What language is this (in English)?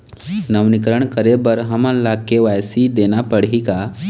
Chhattisgarhi